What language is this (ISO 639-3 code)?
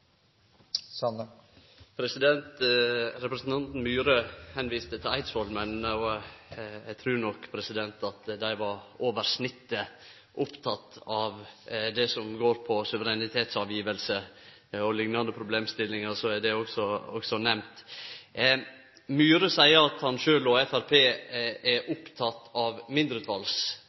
nor